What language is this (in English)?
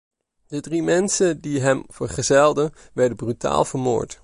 Dutch